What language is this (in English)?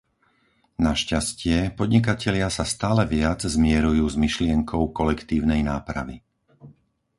Slovak